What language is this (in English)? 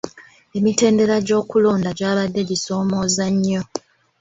Ganda